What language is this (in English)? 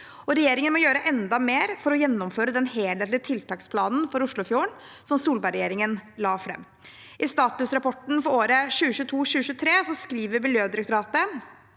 Norwegian